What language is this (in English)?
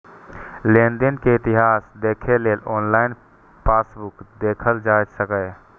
Maithili